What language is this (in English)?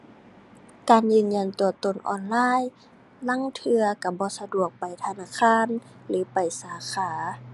Thai